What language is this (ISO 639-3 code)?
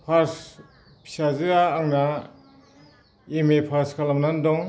brx